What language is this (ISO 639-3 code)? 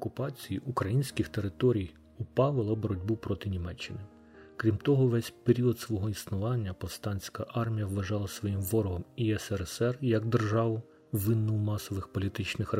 ukr